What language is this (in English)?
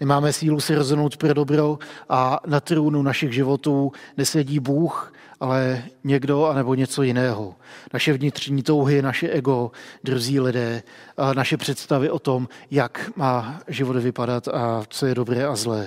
Czech